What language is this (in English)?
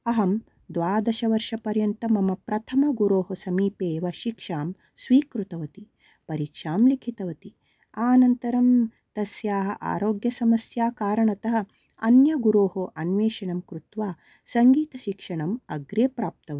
Sanskrit